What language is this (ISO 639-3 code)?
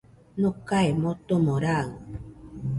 hux